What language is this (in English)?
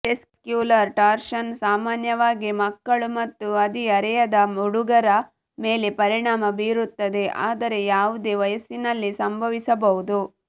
Kannada